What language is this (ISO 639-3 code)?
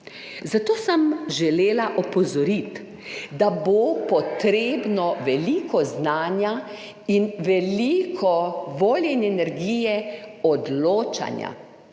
slv